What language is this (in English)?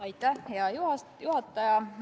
Estonian